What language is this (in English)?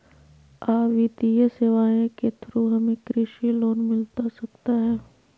Magahi